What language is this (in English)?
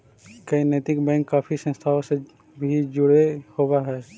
Magahi